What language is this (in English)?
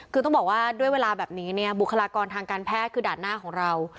Thai